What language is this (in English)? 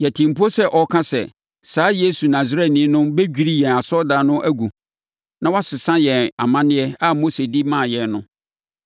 Akan